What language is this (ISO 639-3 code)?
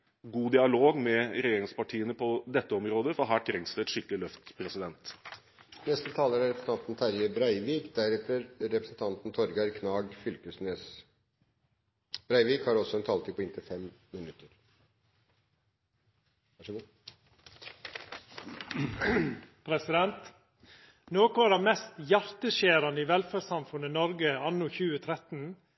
nor